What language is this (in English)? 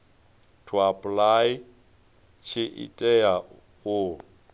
Venda